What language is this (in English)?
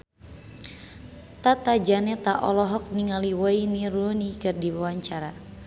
Sundanese